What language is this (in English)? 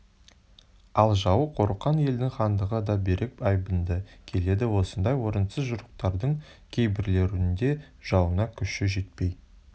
Kazakh